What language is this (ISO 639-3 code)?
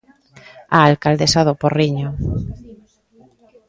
glg